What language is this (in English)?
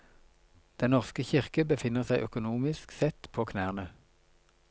Norwegian